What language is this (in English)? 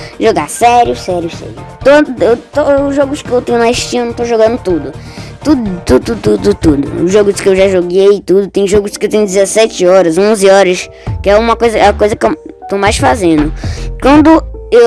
Portuguese